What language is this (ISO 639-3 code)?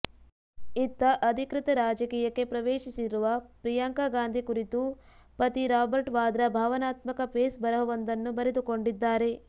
kan